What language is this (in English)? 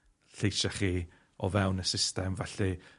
Welsh